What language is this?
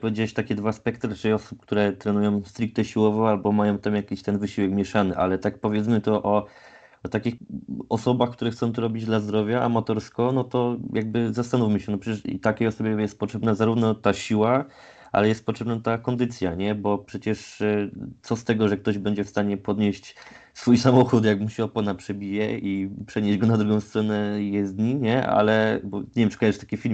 Polish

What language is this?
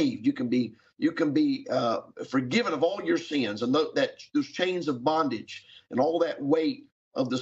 English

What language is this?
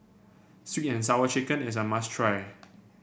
English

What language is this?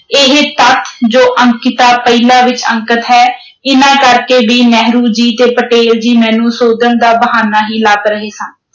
Punjabi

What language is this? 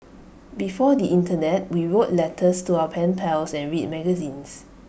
English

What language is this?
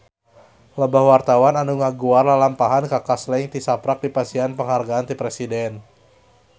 Sundanese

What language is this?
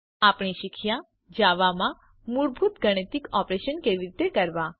Gujarati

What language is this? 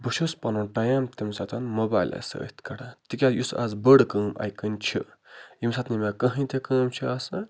Kashmiri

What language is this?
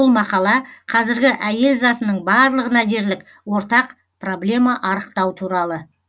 Kazakh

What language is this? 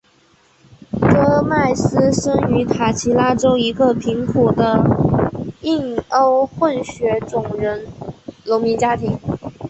Chinese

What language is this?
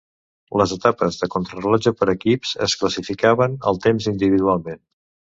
Catalan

